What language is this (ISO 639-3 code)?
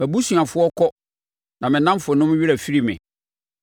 aka